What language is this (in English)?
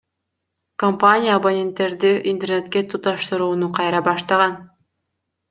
Kyrgyz